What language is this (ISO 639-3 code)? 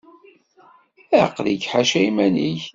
kab